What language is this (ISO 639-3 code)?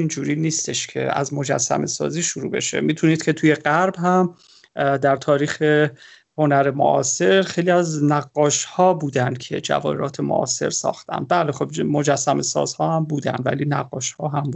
fas